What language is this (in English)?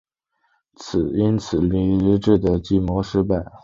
Chinese